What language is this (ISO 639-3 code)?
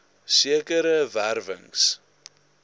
afr